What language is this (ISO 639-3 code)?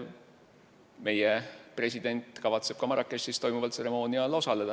est